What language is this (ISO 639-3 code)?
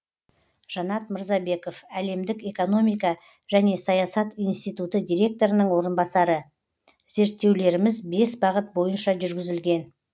kaz